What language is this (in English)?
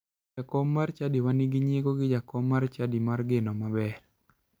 Luo (Kenya and Tanzania)